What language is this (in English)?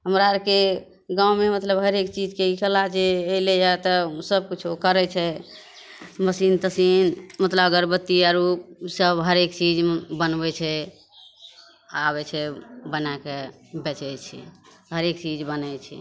Maithili